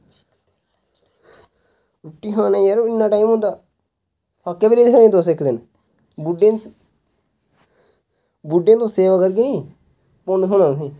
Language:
Dogri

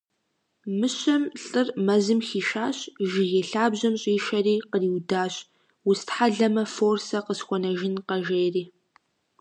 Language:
Kabardian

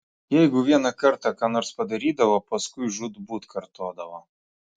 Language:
Lithuanian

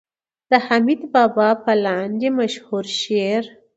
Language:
Pashto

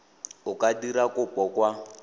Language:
Tswana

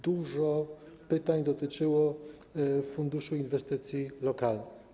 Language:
Polish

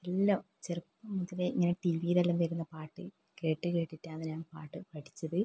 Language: Malayalam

